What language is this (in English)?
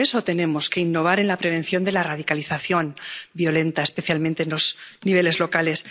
Spanish